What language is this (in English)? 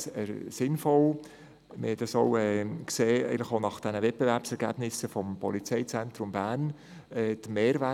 Swiss German